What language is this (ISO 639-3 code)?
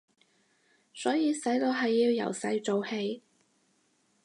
yue